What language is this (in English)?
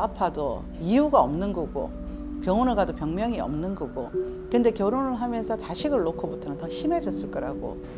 Korean